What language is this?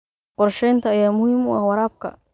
Somali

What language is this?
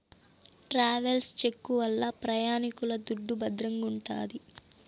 Telugu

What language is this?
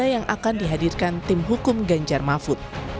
Indonesian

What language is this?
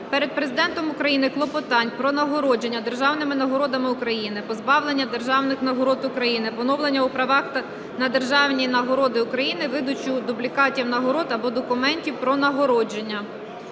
Ukrainian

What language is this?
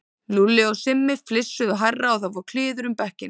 Icelandic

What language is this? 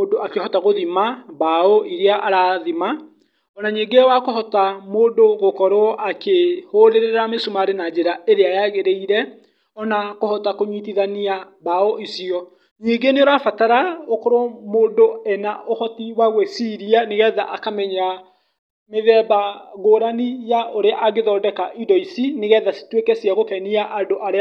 Kikuyu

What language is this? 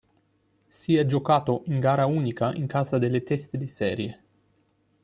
Italian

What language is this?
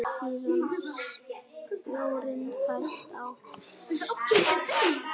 Icelandic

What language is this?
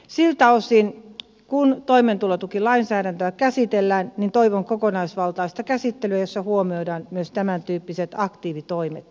Finnish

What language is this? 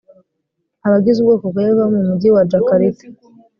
Kinyarwanda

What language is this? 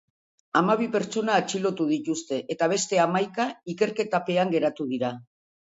Basque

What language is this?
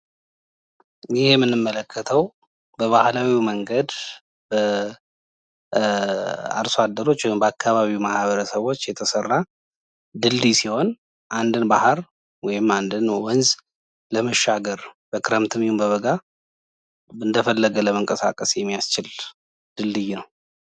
Amharic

